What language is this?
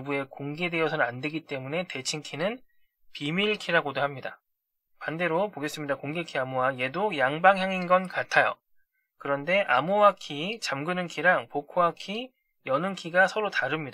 Korean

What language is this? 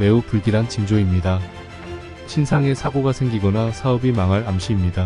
Korean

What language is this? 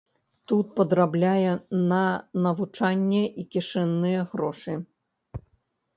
Belarusian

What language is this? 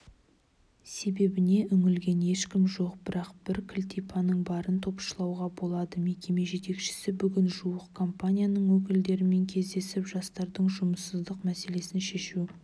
Kazakh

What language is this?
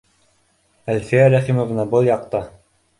Bashkir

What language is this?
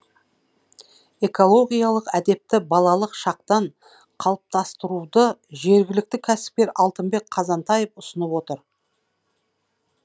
Kazakh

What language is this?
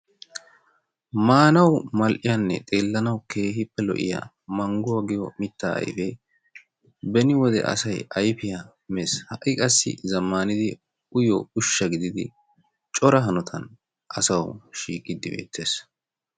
Wolaytta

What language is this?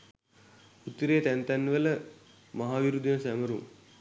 Sinhala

